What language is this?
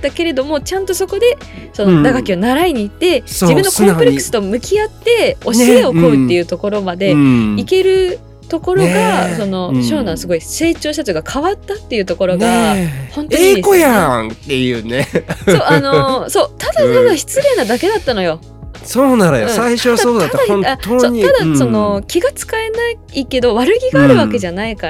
Japanese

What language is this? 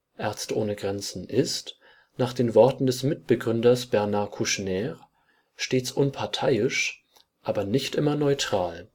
German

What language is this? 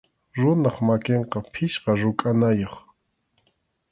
Arequipa-La Unión Quechua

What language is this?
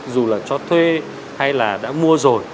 Vietnamese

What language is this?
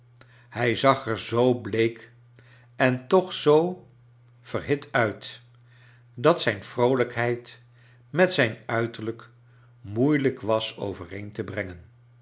Dutch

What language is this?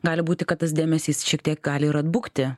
Lithuanian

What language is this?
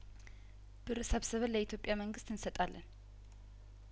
Amharic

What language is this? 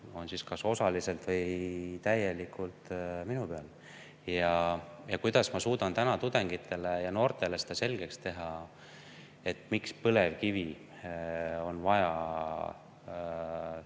Estonian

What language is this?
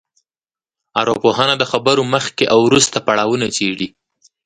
Pashto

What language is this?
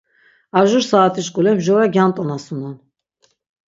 Laz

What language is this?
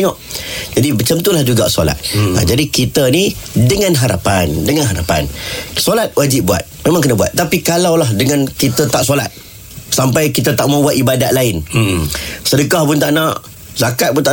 Malay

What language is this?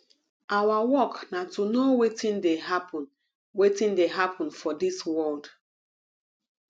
Nigerian Pidgin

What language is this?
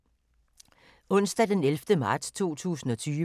Danish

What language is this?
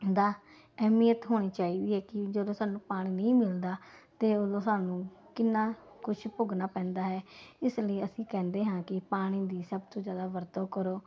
Punjabi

